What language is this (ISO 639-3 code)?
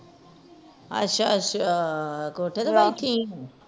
pan